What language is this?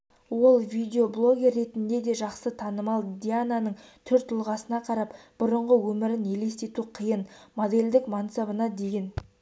Kazakh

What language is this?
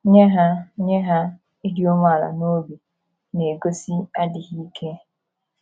Igbo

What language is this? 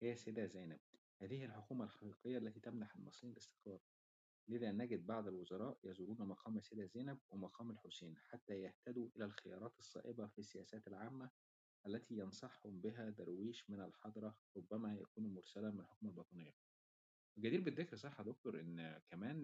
Arabic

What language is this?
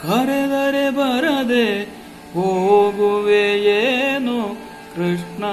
Kannada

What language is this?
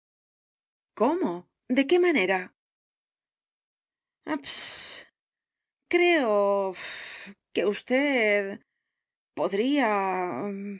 Spanish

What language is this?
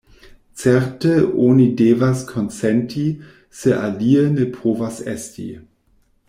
Esperanto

